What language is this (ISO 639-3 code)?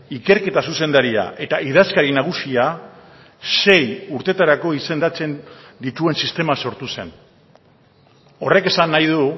eus